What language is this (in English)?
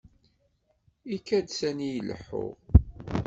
Kabyle